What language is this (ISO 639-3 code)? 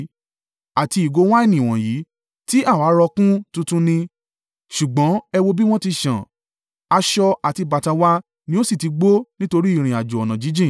yor